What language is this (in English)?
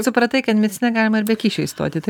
Lithuanian